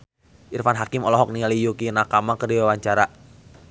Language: Sundanese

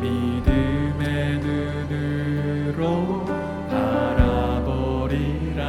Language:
Korean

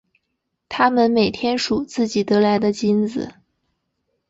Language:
Chinese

